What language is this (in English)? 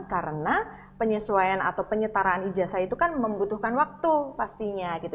Indonesian